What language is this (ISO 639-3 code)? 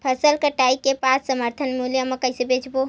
hne